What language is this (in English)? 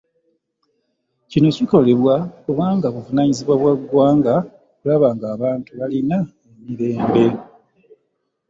Ganda